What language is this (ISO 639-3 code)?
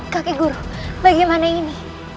ind